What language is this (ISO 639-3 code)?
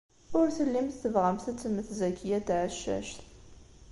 kab